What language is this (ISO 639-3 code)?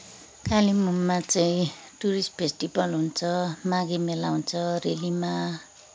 nep